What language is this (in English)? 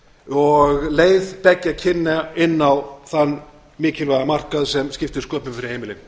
Icelandic